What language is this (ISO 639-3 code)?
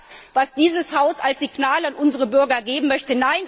deu